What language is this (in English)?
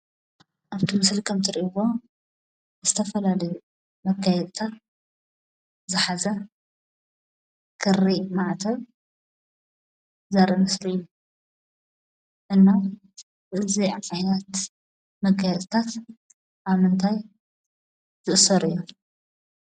Tigrinya